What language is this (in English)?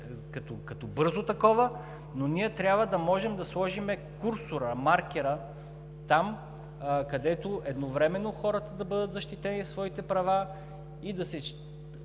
Bulgarian